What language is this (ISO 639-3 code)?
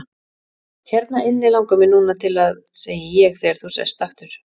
isl